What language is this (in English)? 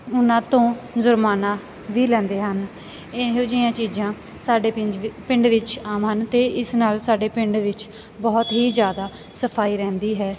Punjabi